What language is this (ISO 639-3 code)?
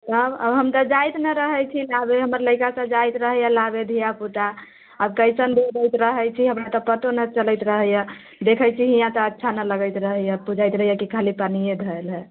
mai